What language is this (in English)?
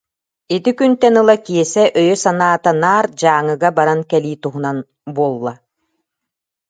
Yakut